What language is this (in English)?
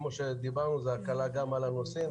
Hebrew